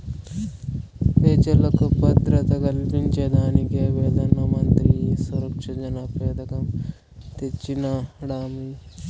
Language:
Telugu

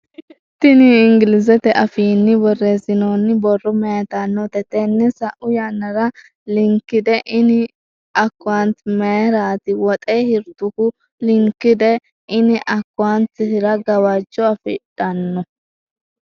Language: Sidamo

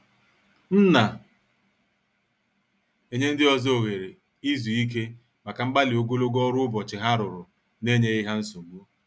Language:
Igbo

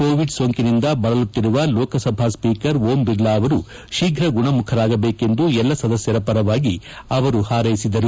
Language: Kannada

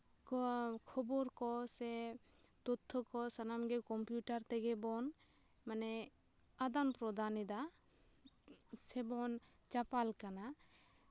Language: Santali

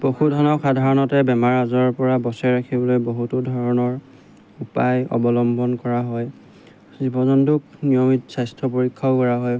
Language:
Assamese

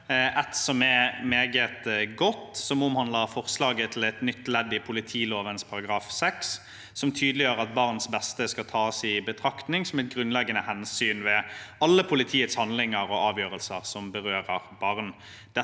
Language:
Norwegian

